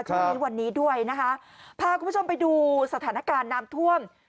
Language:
Thai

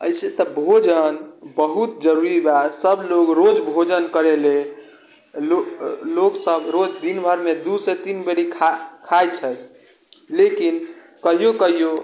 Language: Maithili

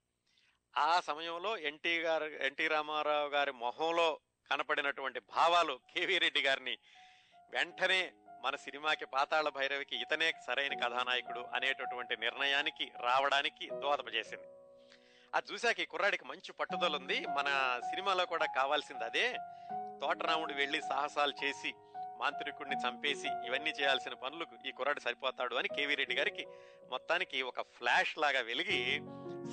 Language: Telugu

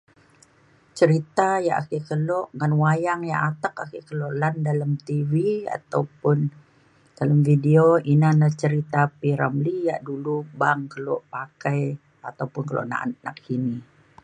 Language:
Mainstream Kenyah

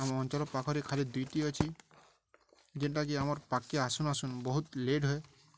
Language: Odia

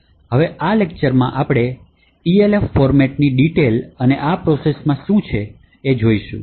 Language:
Gujarati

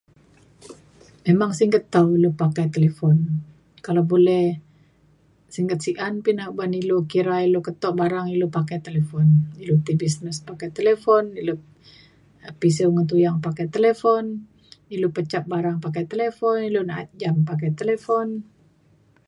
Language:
Mainstream Kenyah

